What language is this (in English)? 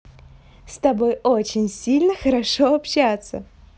Russian